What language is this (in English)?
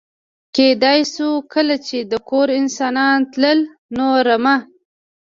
Pashto